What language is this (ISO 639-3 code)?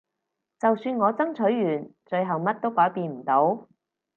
yue